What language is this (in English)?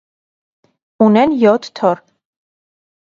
Armenian